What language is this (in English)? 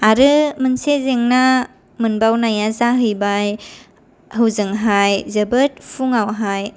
Bodo